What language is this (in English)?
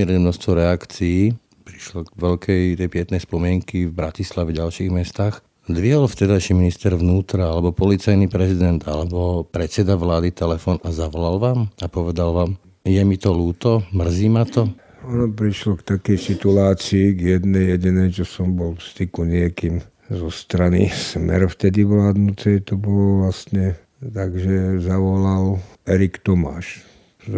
Slovak